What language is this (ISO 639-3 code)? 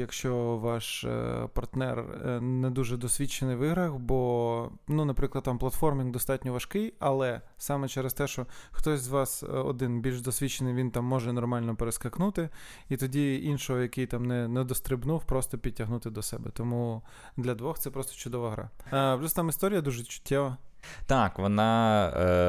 ukr